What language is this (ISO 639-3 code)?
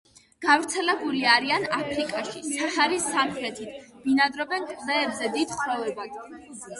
kat